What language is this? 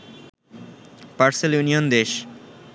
Bangla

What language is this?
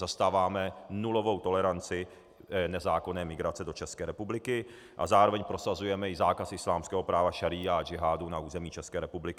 Czech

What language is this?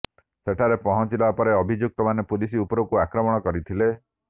Odia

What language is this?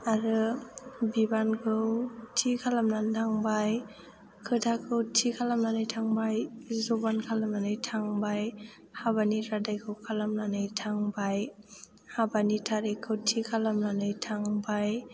Bodo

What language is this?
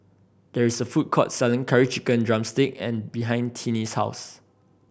English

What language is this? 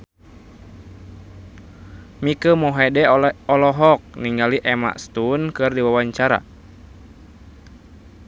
Sundanese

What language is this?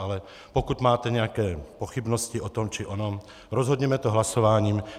Czech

